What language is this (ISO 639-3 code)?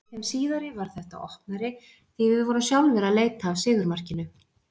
isl